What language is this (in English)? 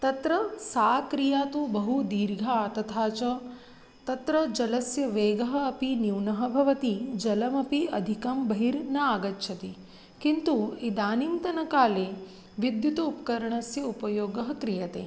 Sanskrit